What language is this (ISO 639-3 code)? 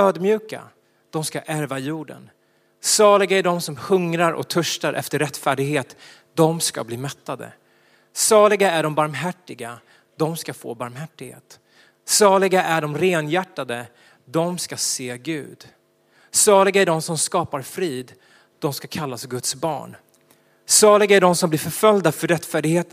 swe